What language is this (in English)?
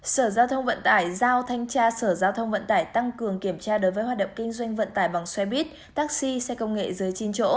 Vietnamese